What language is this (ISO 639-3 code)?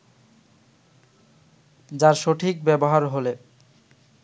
ben